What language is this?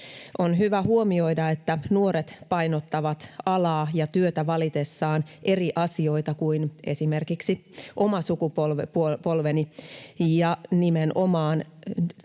Finnish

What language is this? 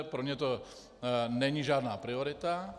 Czech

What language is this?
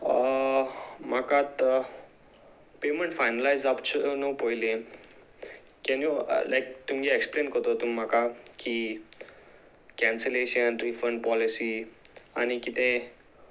Konkani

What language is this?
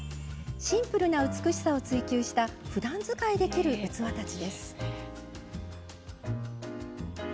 Japanese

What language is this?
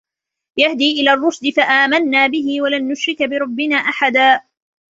Arabic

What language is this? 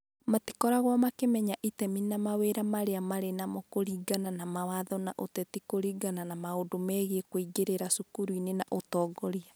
Kikuyu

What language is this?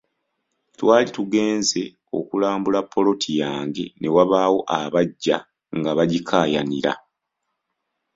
Ganda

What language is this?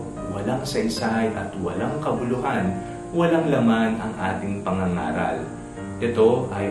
Filipino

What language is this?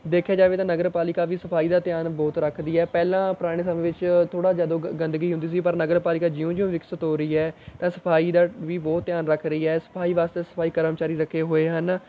Punjabi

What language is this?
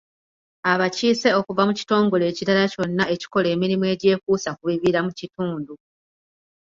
Ganda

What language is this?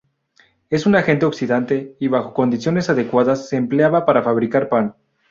Spanish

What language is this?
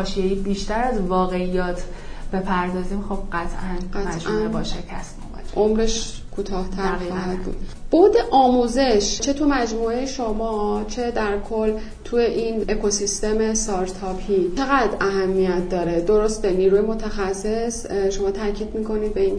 Persian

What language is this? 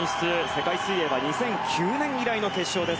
Japanese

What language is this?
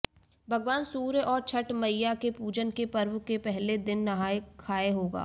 Hindi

